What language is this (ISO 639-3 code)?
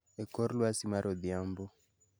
luo